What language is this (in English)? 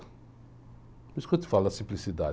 Portuguese